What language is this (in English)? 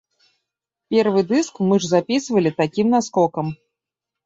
Belarusian